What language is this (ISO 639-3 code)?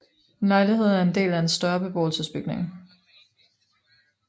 dan